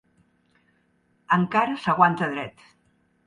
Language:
Catalan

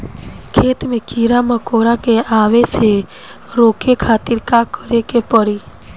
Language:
Bhojpuri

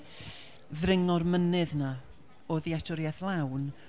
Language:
Welsh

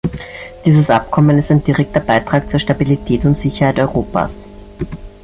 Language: German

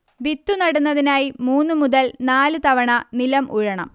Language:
Malayalam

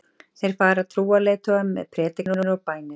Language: Icelandic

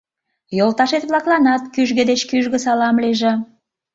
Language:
Mari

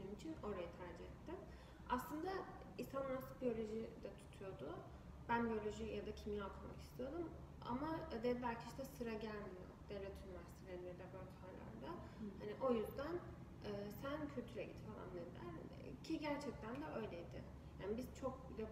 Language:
Turkish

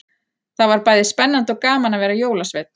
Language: Icelandic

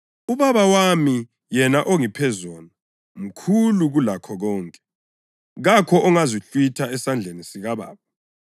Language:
North Ndebele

